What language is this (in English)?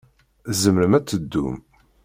Kabyle